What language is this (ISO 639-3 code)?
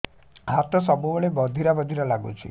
ori